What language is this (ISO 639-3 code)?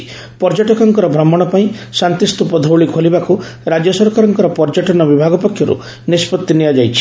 ori